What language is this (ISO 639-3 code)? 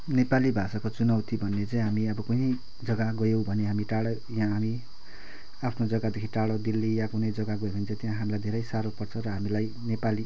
nep